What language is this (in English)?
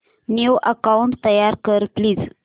Marathi